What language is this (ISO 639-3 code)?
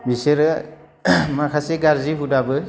brx